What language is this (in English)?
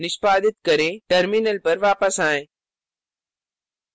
Hindi